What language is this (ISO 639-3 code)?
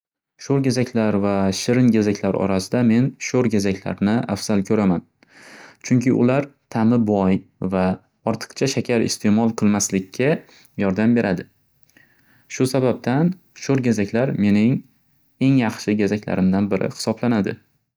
uzb